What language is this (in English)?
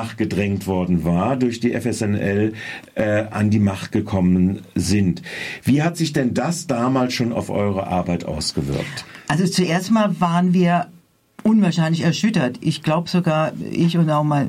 German